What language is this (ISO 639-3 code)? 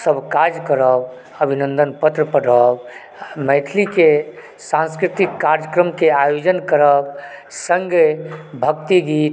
mai